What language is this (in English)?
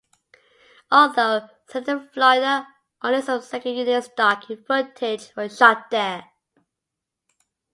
English